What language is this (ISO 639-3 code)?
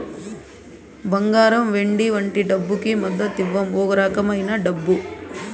tel